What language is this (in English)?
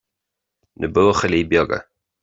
Irish